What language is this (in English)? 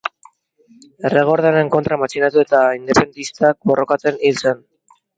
Basque